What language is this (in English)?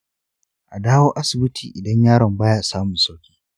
Hausa